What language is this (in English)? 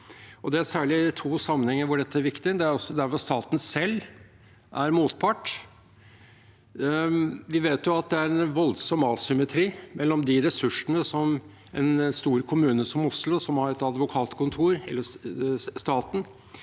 Norwegian